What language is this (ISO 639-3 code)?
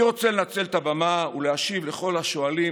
heb